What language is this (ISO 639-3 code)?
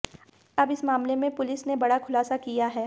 hin